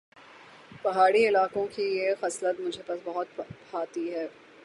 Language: Urdu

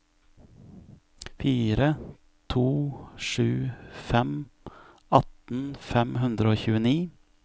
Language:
Norwegian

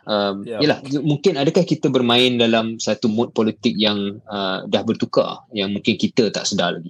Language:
Malay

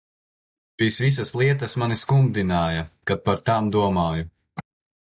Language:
Latvian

